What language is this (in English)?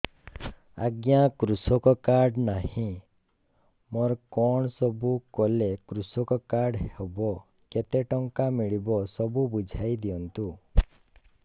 Odia